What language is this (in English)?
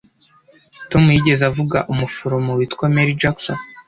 Kinyarwanda